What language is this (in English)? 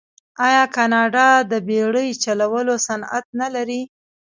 Pashto